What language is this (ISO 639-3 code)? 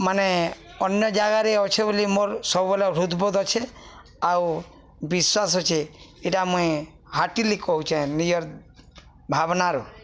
ori